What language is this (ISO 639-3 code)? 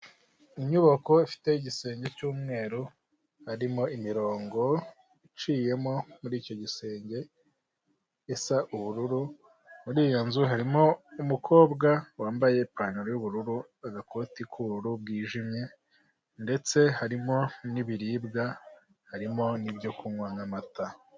kin